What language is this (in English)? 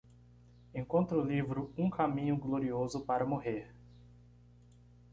Portuguese